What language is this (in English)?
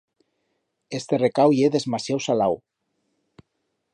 Aragonese